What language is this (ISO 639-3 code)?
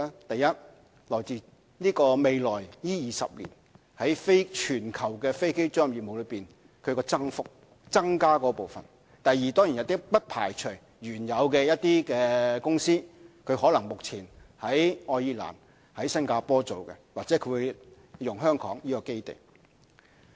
yue